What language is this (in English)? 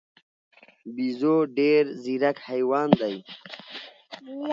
Pashto